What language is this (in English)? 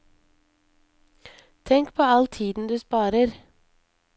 Norwegian